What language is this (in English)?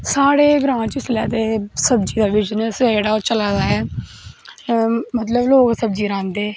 Dogri